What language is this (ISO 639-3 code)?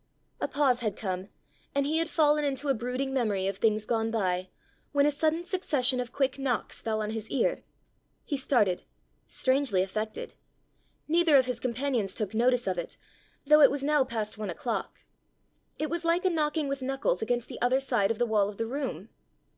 eng